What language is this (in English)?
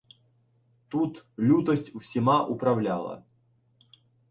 Ukrainian